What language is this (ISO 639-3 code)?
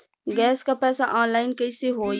bho